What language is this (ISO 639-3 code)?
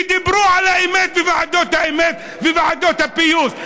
heb